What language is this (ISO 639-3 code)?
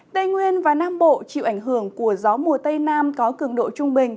vie